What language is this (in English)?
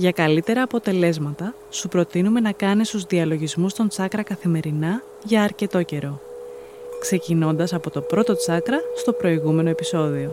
Greek